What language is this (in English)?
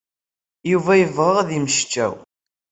Kabyle